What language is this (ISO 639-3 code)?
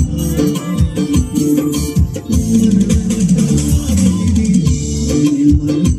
ara